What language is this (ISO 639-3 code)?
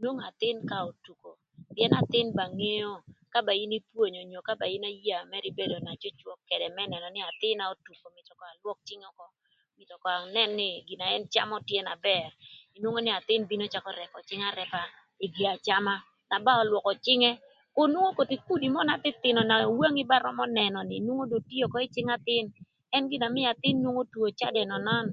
lth